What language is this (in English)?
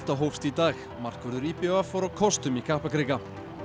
Icelandic